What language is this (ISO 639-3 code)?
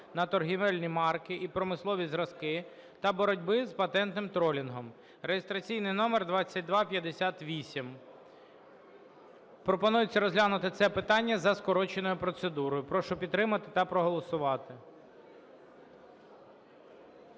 ukr